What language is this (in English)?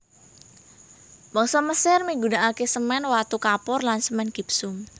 Javanese